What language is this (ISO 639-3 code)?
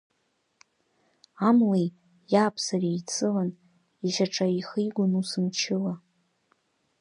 abk